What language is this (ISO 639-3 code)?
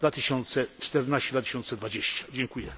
pol